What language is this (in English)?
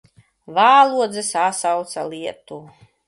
Latvian